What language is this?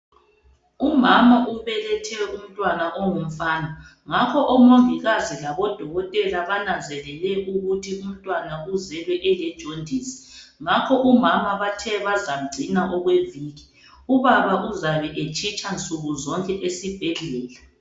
North Ndebele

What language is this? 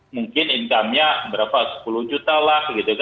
Indonesian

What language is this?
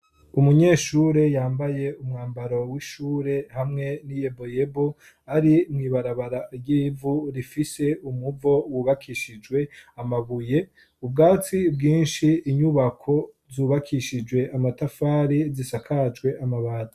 Rundi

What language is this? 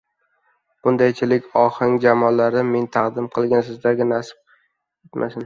Uzbek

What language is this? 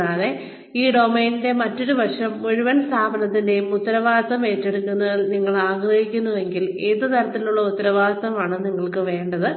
Malayalam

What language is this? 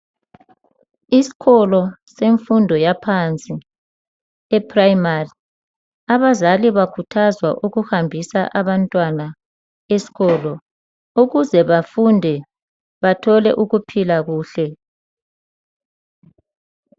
North Ndebele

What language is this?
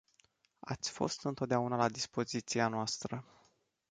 Romanian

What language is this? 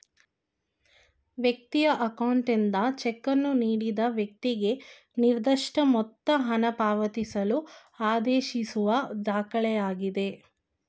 Kannada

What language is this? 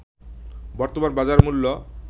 Bangla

